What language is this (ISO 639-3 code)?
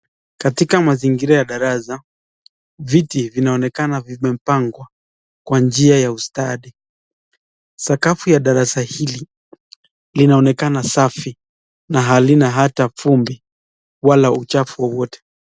swa